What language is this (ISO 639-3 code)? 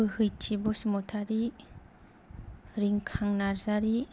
brx